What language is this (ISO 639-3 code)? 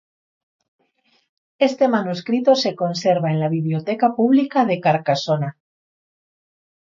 spa